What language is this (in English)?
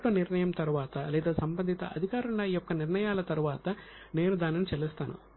Telugu